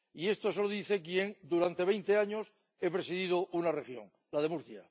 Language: Spanish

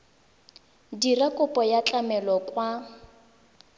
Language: Tswana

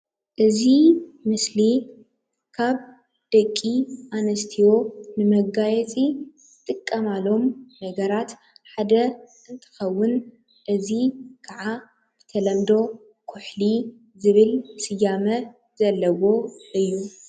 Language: Tigrinya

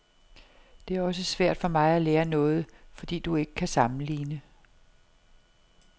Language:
Danish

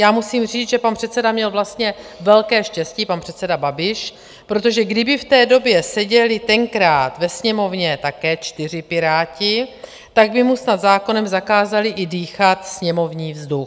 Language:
Czech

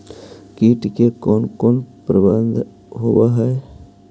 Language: Magahi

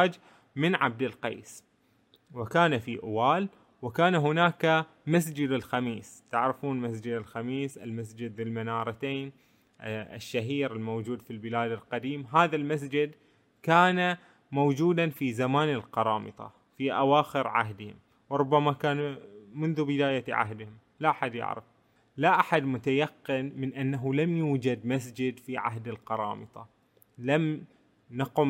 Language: Arabic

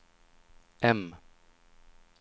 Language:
Swedish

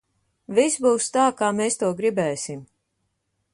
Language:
Latvian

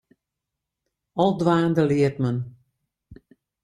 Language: Western Frisian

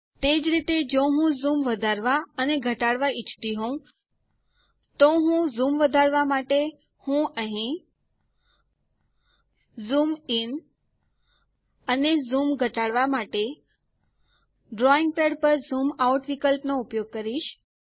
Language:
Gujarati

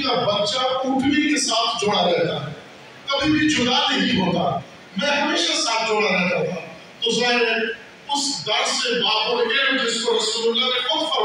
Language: Arabic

